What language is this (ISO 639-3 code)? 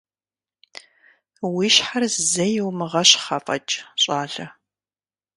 kbd